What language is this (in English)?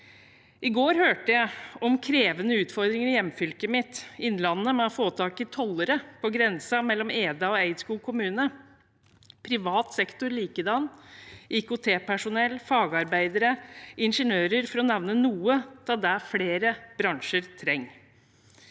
Norwegian